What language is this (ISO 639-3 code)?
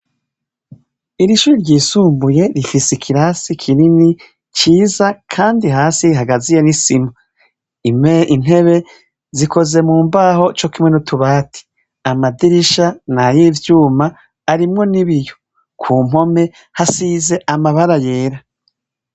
run